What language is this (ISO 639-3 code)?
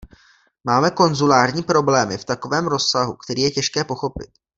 ces